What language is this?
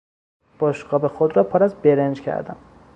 Persian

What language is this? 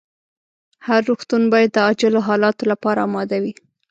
Pashto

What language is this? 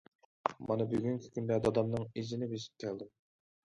Uyghur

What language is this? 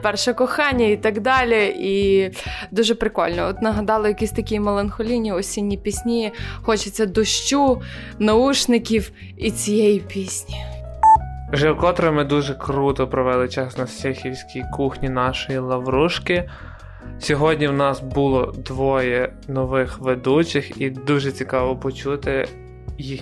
Ukrainian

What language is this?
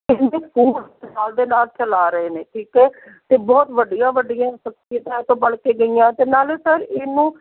Punjabi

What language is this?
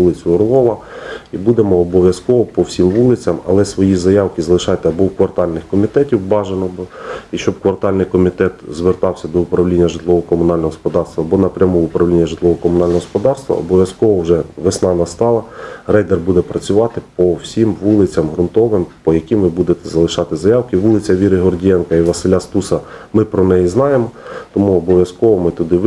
Ukrainian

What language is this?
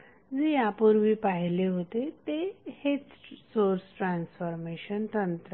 Marathi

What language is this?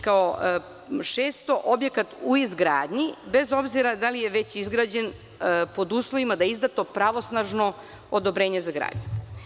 Serbian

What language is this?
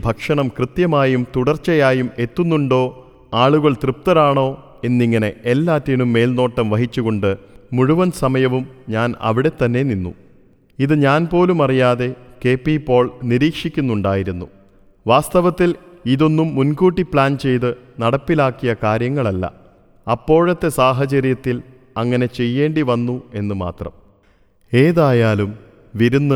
Malayalam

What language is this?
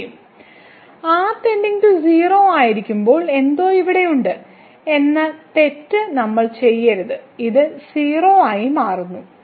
Malayalam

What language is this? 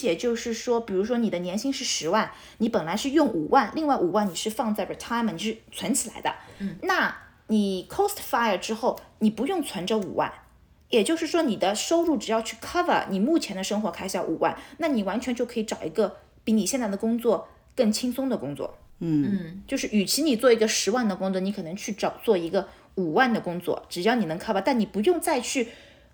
Chinese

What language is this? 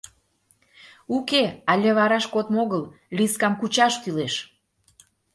Mari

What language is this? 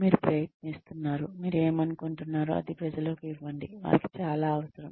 Telugu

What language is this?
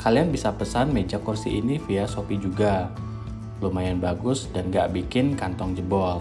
Indonesian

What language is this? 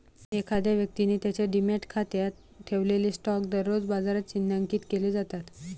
Marathi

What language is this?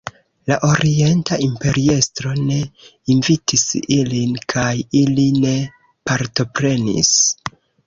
Esperanto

